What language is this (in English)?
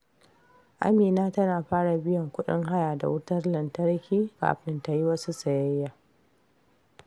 Hausa